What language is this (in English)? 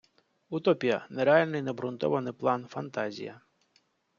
Ukrainian